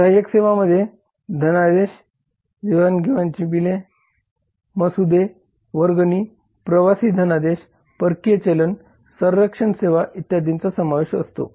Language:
Marathi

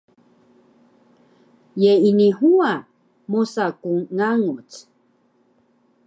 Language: Taroko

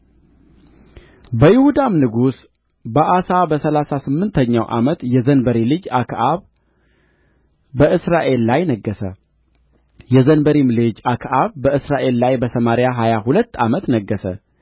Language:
Amharic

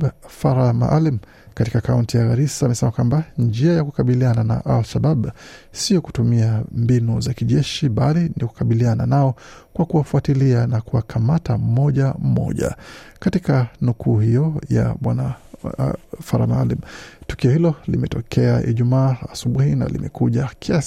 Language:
Swahili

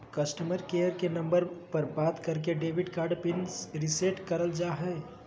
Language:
Magahi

